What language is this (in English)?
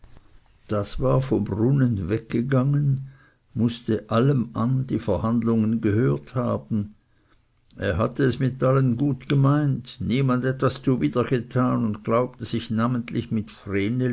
German